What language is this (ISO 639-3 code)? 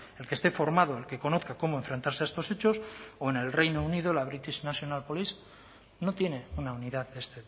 spa